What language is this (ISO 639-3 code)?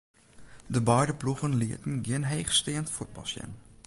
fry